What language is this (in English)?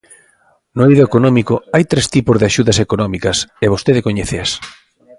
Galician